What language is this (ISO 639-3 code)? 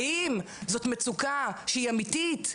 heb